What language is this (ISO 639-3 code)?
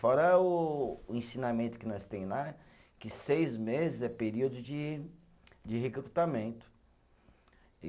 por